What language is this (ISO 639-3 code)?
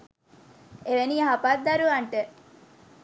sin